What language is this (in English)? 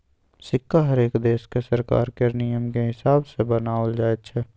Maithili